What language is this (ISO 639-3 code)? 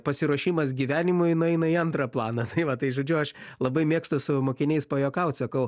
lit